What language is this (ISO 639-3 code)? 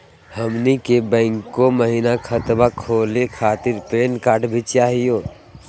mag